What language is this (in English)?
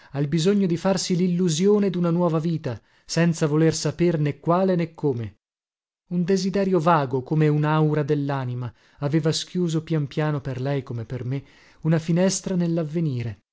Italian